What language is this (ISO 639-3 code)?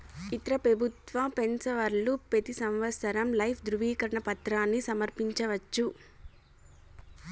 tel